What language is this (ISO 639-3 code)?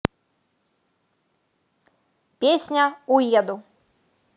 rus